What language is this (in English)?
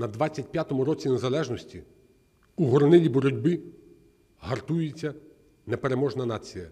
Ukrainian